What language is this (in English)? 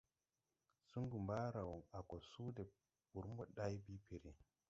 Tupuri